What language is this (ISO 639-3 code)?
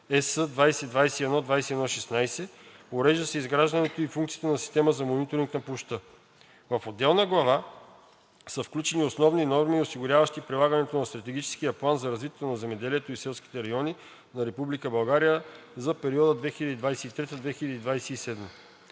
bul